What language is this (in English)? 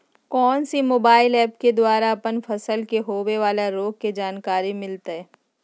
Magahi